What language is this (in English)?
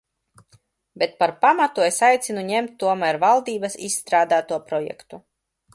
Latvian